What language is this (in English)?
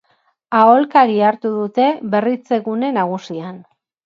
Basque